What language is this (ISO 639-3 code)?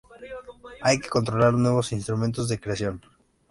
spa